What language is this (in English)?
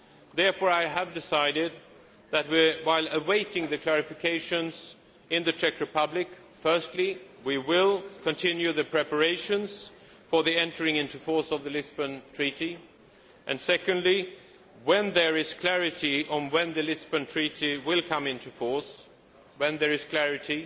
English